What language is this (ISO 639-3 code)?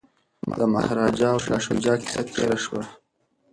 pus